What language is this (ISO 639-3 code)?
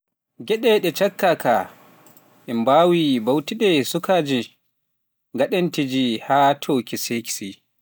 fuf